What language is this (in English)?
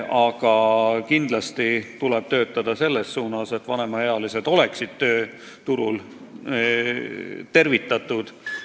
Estonian